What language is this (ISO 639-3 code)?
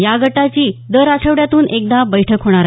mar